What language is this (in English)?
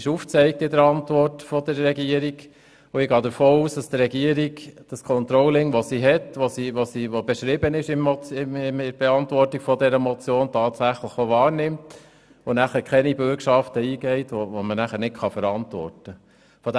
Swiss German